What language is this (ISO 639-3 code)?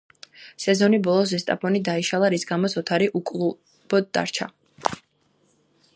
kat